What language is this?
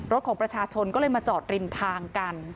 Thai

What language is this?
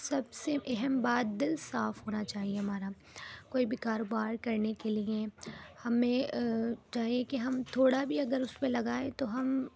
Urdu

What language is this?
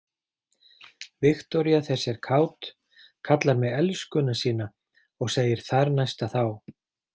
Icelandic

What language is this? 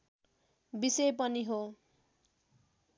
Nepali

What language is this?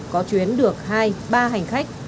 Vietnamese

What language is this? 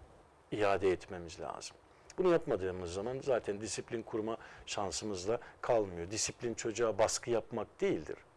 Turkish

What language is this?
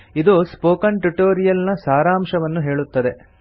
Kannada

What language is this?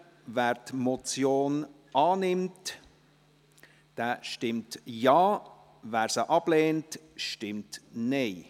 Swiss German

